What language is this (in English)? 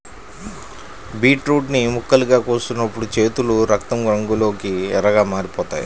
Telugu